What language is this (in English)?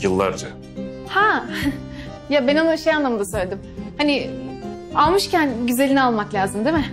Turkish